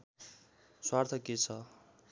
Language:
Nepali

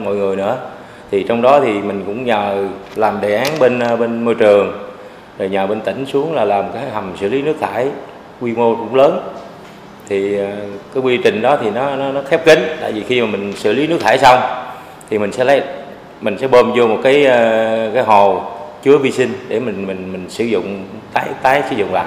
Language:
Vietnamese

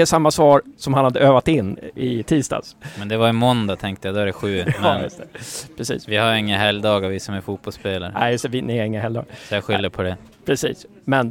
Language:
Swedish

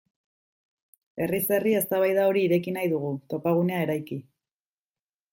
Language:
Basque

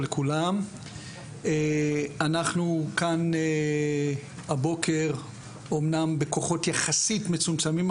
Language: Hebrew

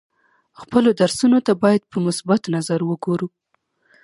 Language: Pashto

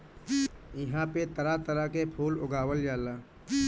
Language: Bhojpuri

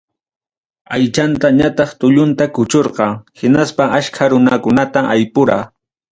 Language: Ayacucho Quechua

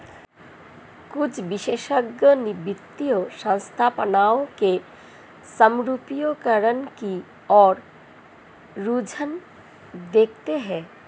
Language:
Hindi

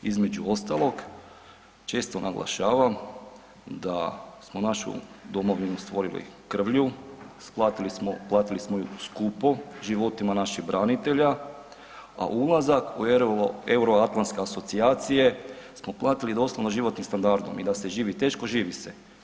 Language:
Croatian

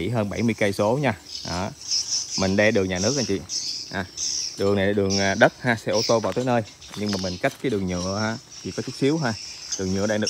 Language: Vietnamese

